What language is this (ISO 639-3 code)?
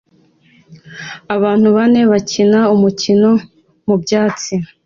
kin